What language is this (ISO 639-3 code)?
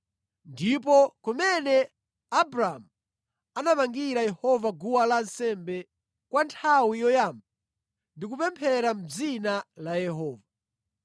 nya